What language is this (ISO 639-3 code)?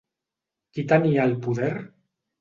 cat